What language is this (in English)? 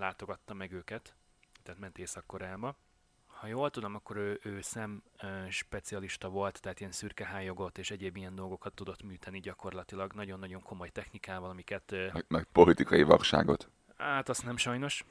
Hungarian